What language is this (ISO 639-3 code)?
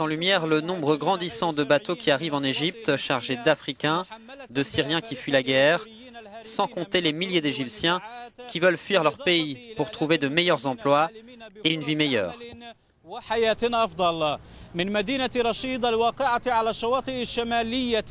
fra